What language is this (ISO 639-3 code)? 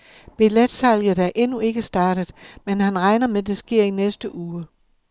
dan